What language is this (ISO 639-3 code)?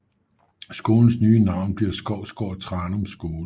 dan